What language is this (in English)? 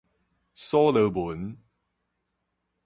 Min Nan Chinese